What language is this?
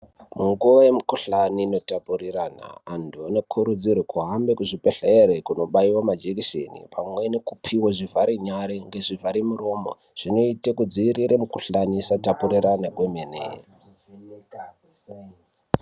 Ndau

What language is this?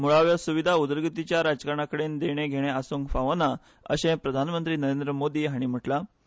Konkani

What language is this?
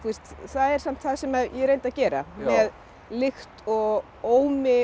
Icelandic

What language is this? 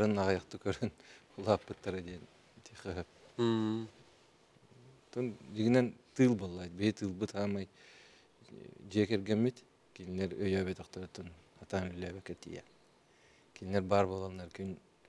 Turkish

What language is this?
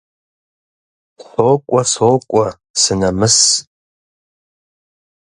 Kabardian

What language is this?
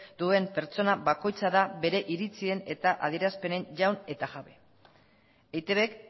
Basque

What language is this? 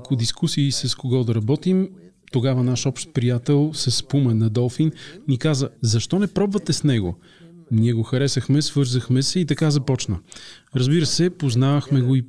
Bulgarian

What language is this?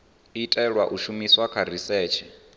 Venda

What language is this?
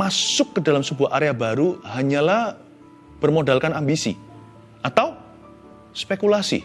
Indonesian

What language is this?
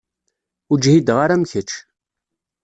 Kabyle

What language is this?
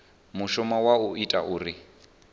Venda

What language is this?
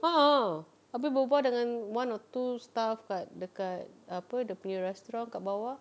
English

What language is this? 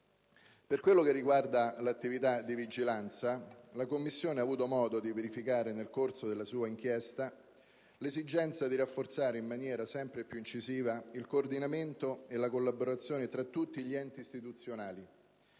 Italian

